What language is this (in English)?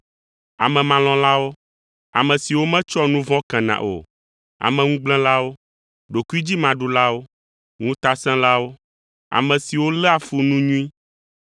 Ewe